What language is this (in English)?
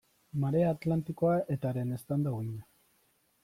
Basque